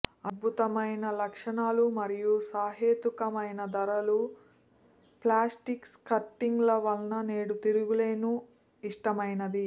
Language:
Telugu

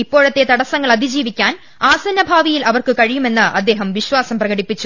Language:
Malayalam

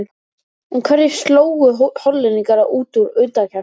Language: Icelandic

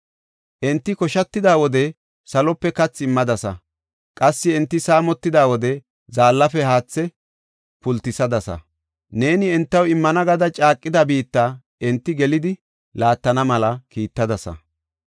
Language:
Gofa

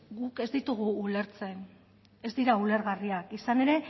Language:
Basque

